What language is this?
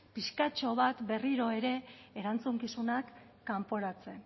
Basque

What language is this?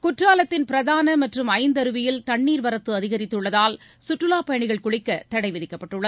Tamil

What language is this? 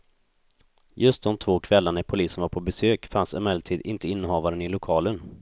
Swedish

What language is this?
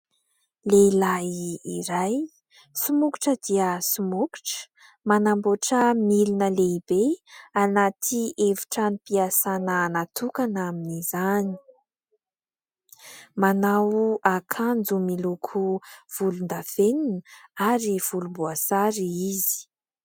Malagasy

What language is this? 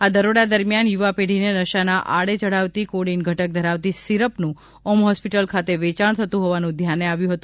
Gujarati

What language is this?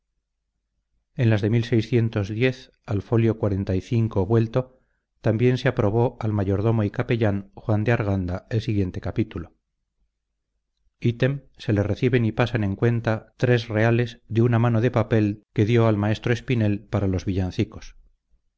Spanish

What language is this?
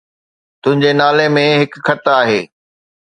Sindhi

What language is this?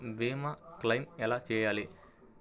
Telugu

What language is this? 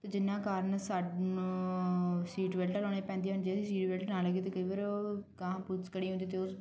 Punjabi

